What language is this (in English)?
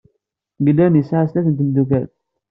Kabyle